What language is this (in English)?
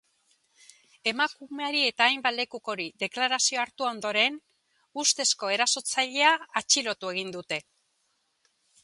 Basque